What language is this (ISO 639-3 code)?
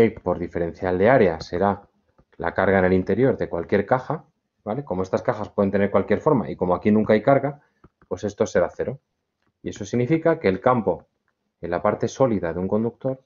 spa